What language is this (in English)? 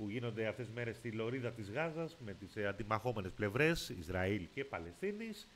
Greek